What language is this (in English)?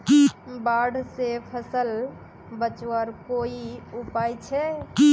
Magahi